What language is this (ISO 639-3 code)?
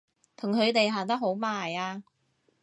yue